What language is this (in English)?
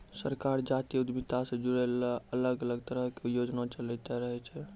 Maithili